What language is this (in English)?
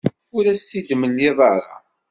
Kabyle